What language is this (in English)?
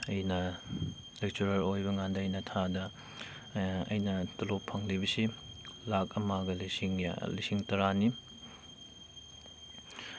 Manipuri